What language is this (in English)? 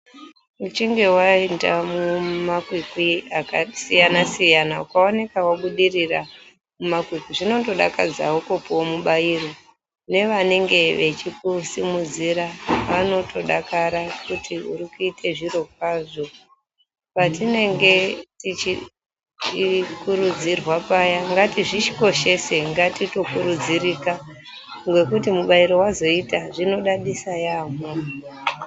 Ndau